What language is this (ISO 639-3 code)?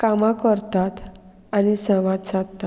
kok